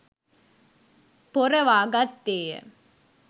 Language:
Sinhala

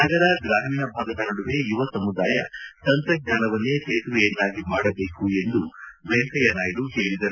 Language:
Kannada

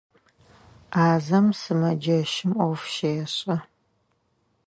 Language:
Adyghe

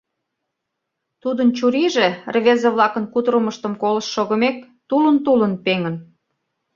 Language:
Mari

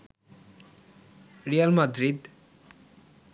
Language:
Bangla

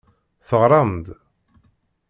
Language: Kabyle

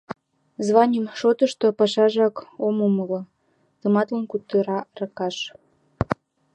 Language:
Mari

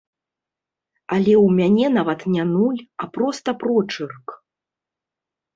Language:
Belarusian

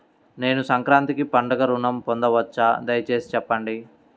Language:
Telugu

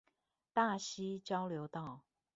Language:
Chinese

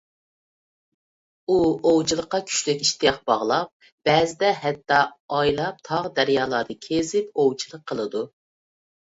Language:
Uyghur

